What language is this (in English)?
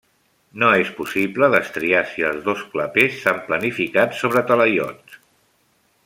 Catalan